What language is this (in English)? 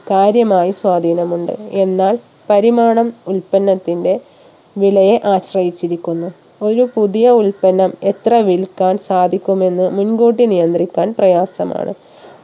Malayalam